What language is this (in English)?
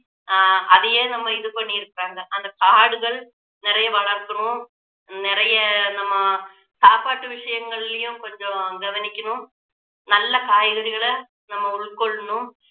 Tamil